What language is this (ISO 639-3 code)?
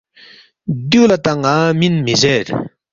bft